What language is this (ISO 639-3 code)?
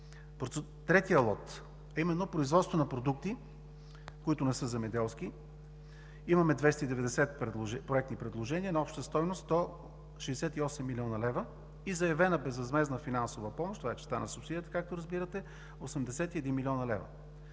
bul